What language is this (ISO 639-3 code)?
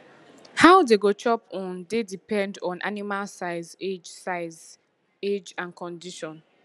pcm